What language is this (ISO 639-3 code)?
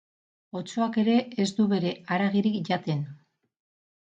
eus